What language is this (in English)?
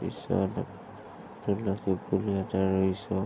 Assamese